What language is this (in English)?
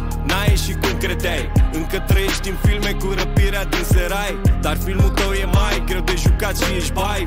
Romanian